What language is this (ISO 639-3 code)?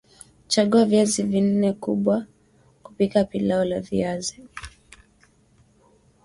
swa